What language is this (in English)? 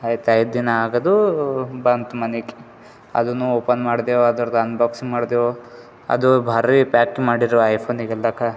Kannada